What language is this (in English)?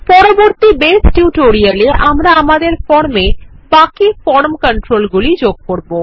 Bangla